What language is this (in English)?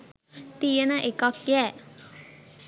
Sinhala